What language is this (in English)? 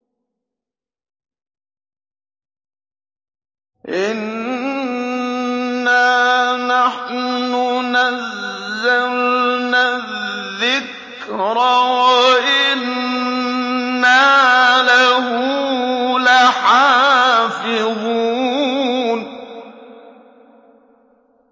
Arabic